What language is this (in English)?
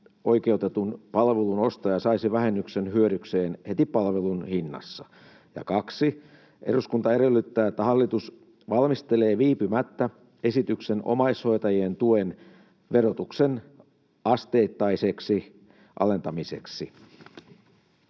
Finnish